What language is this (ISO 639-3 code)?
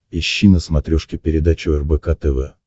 rus